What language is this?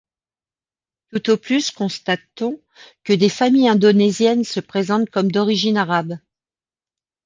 French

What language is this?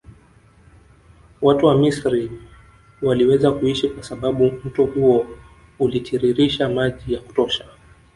Swahili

